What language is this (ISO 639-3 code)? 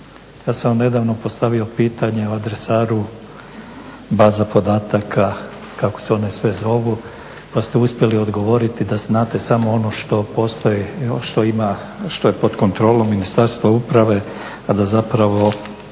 hrv